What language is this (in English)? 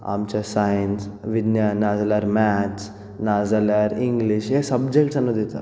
Konkani